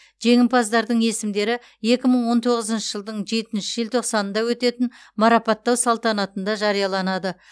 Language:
Kazakh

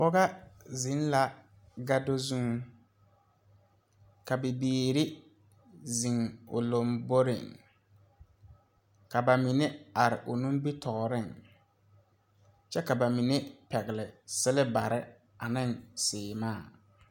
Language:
Southern Dagaare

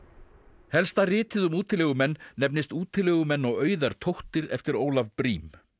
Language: Icelandic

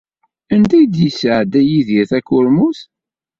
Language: Kabyle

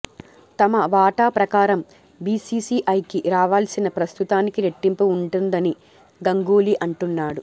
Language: Telugu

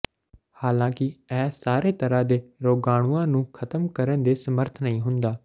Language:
Punjabi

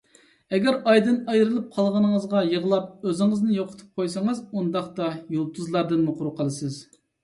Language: Uyghur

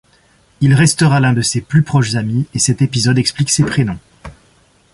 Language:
French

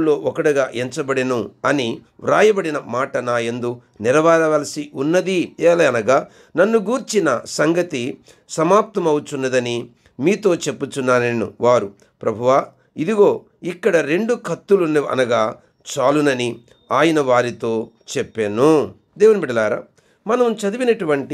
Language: Romanian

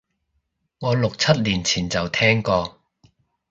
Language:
Cantonese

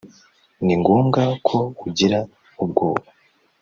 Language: Kinyarwanda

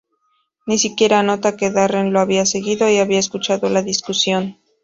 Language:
Spanish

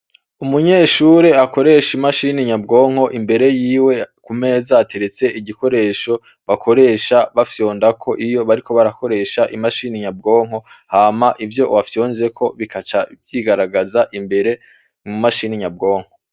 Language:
Rundi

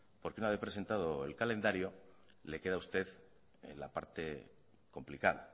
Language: Spanish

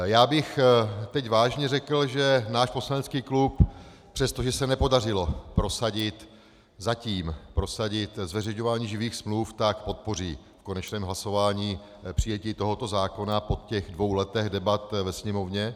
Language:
Czech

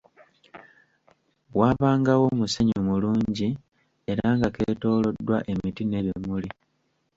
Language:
Ganda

